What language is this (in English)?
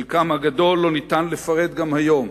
Hebrew